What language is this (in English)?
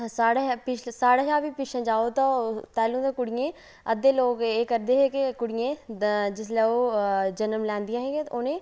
Dogri